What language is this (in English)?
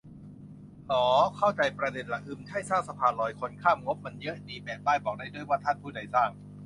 Thai